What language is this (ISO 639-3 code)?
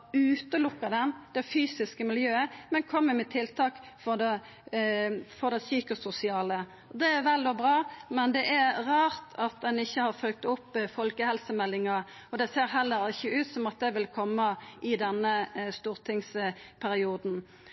nno